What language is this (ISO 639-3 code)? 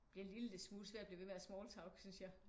dan